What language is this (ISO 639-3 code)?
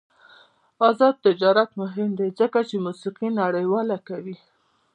pus